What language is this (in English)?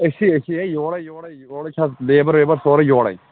Kashmiri